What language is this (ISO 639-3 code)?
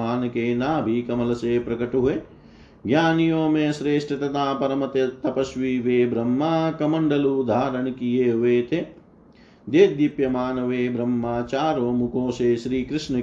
hin